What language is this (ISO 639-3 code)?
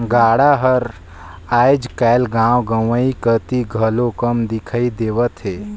hne